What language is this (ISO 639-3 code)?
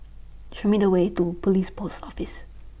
eng